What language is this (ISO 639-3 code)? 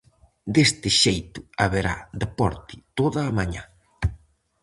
glg